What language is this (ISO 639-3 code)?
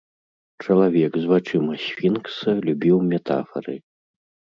bel